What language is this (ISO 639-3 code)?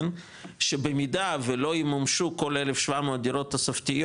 heb